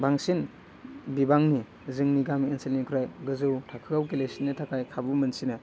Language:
Bodo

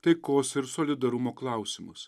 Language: Lithuanian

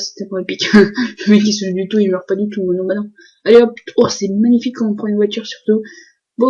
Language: French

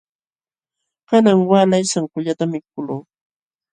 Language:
Jauja Wanca Quechua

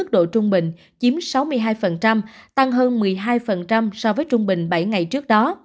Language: Vietnamese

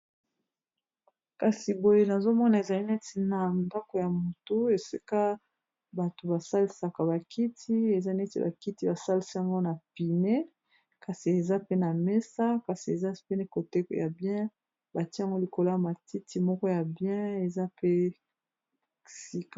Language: Lingala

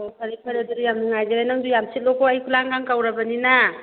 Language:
Manipuri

